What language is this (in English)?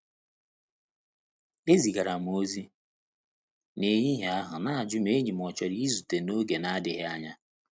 Igbo